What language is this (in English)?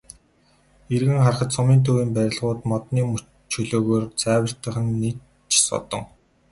Mongolian